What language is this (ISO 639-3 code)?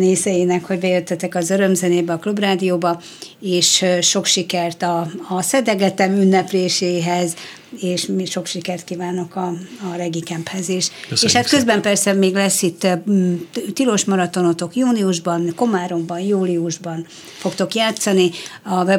hun